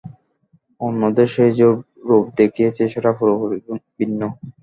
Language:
Bangla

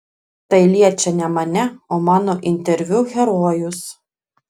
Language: Lithuanian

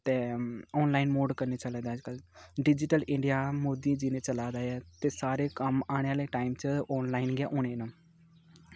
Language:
Dogri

